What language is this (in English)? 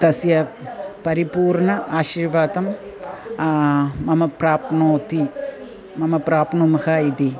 Sanskrit